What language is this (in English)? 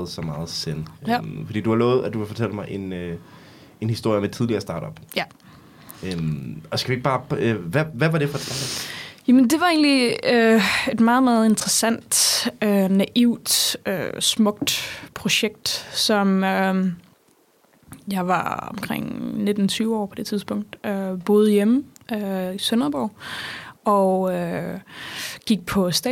Danish